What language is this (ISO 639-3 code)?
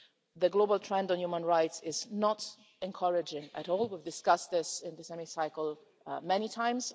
eng